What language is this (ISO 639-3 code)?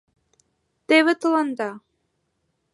chm